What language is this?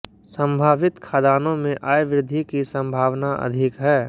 Hindi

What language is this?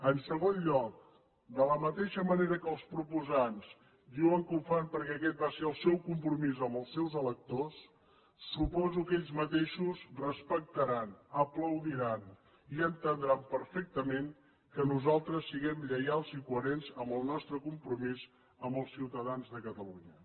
Catalan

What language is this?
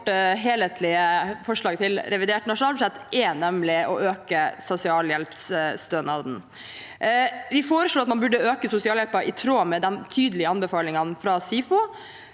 Norwegian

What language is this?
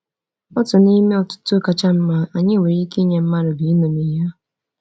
Igbo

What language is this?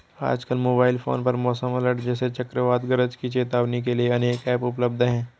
Hindi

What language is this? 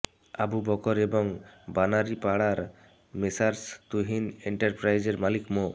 Bangla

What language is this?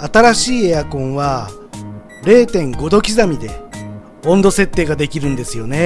Japanese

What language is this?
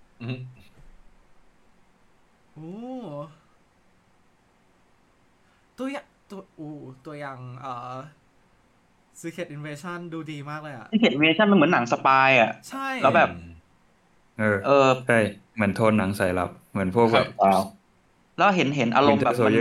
Thai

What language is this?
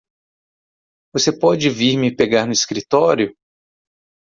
Portuguese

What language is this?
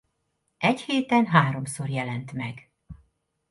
Hungarian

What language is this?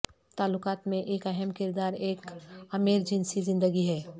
Urdu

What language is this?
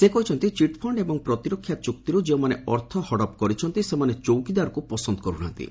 Odia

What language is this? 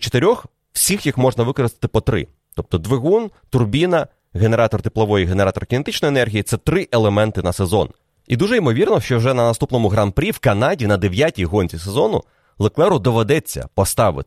Ukrainian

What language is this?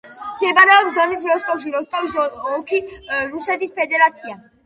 Georgian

